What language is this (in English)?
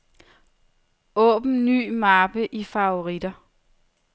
Danish